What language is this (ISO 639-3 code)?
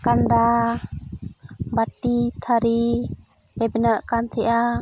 sat